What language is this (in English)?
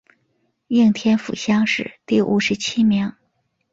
Chinese